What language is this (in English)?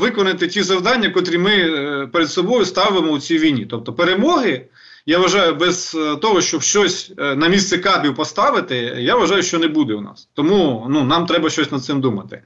Ukrainian